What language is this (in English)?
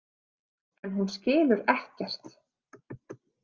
Icelandic